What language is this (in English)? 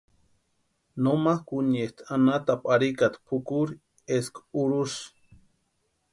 Western Highland Purepecha